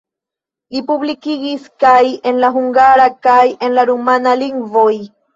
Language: Esperanto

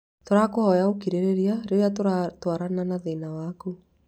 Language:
Kikuyu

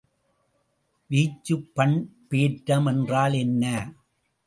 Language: Tamil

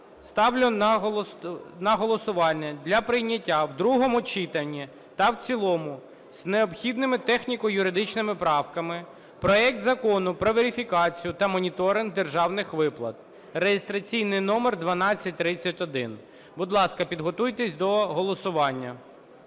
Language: Ukrainian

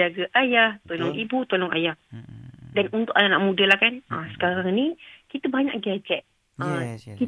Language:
Malay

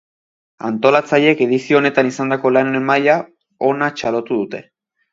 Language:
Basque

